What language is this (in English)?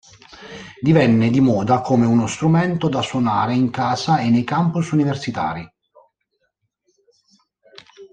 Italian